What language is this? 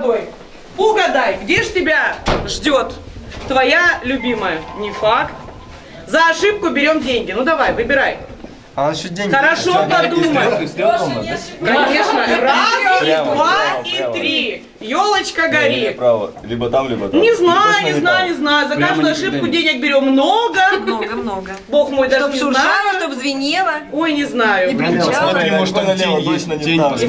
Russian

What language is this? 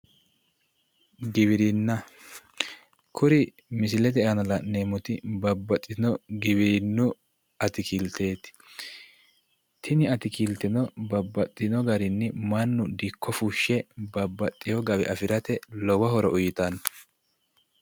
Sidamo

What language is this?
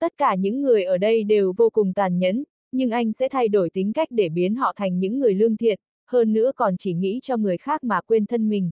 Vietnamese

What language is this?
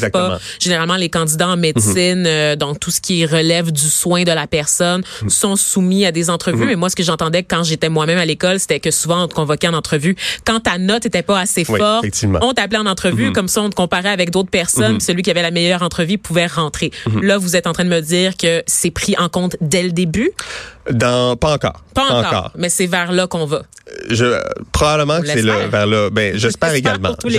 French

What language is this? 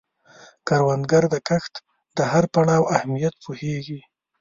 Pashto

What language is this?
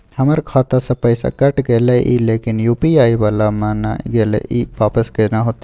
Maithili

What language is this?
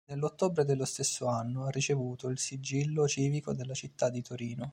Italian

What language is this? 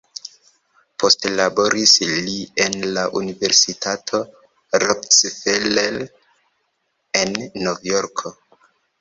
Esperanto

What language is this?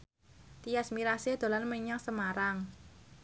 Javanese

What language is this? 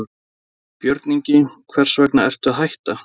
Icelandic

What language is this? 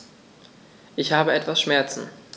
German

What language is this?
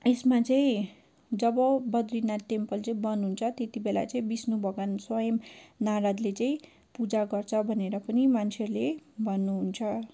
Nepali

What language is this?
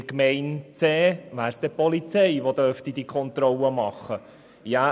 Swiss German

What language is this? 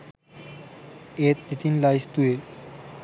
Sinhala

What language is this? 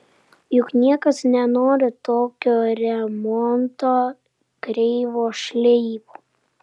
Lithuanian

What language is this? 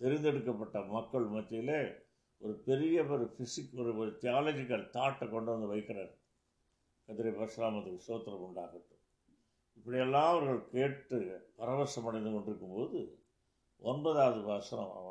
Tamil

